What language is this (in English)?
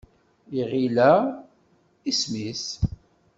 Kabyle